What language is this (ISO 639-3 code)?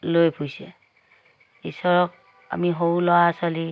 asm